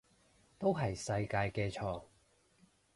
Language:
Cantonese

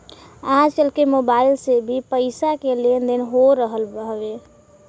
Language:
Bhojpuri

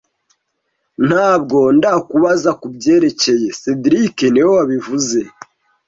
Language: Kinyarwanda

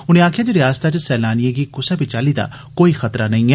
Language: Dogri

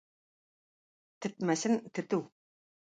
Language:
Tatar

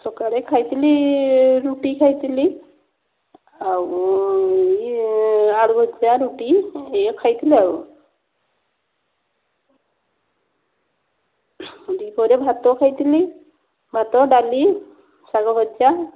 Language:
Odia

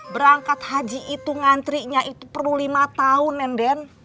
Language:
Indonesian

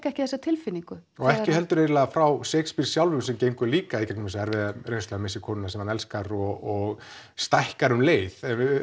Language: Icelandic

